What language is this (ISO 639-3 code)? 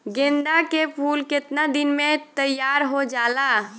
bho